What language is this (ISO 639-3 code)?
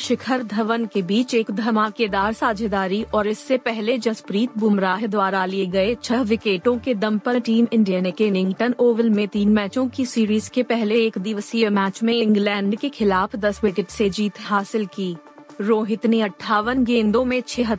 hin